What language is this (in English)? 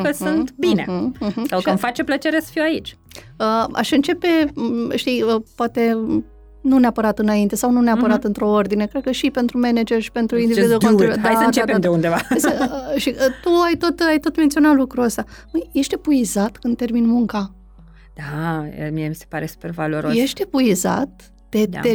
Romanian